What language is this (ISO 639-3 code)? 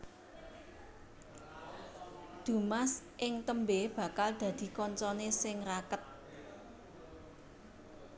jav